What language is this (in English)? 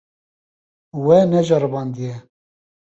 Kurdish